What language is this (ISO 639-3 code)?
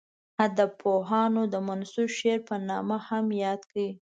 pus